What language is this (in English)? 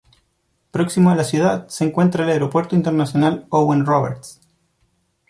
Spanish